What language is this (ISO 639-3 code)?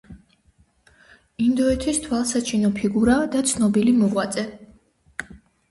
kat